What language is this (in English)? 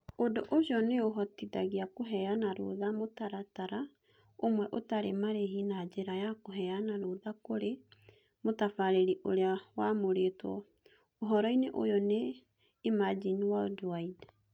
Kikuyu